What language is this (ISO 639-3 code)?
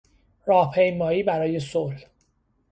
fas